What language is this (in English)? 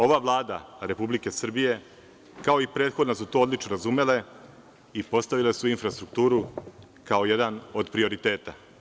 Serbian